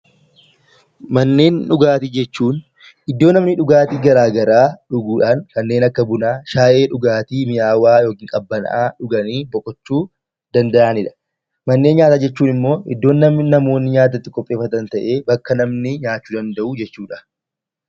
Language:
Oromo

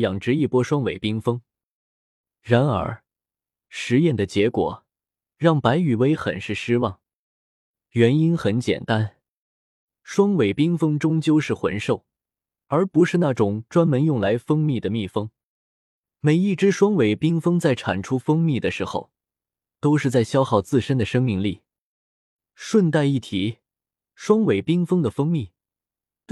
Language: Chinese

